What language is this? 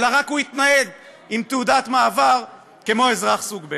Hebrew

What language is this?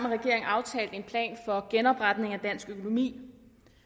Danish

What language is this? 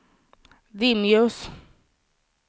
Swedish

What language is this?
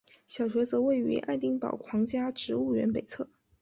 Chinese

